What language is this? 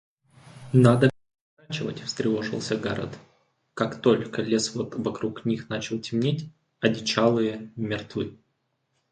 Russian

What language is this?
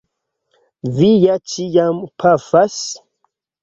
Esperanto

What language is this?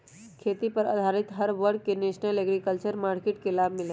Magahi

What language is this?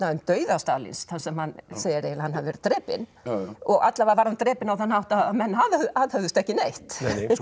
Icelandic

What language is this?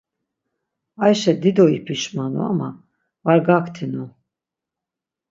Laz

